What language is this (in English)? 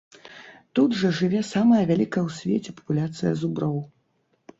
Belarusian